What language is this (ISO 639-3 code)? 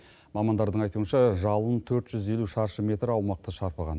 kaz